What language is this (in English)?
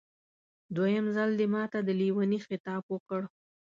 Pashto